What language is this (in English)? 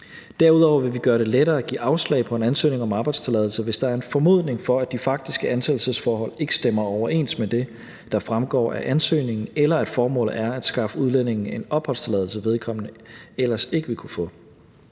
Danish